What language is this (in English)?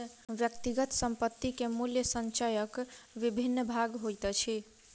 Maithili